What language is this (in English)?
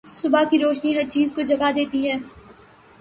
Urdu